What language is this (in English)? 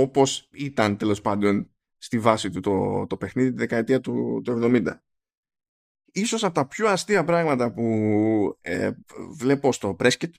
Greek